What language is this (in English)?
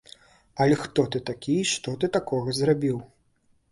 Belarusian